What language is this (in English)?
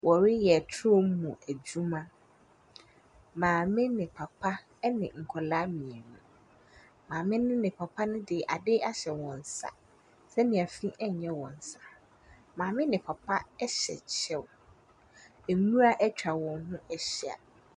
Akan